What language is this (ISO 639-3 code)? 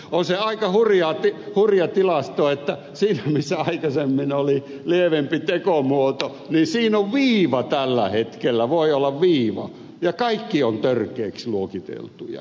fin